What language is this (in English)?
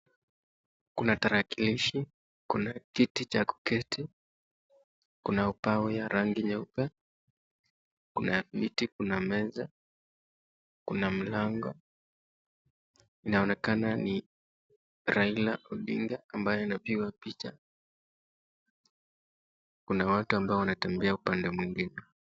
Swahili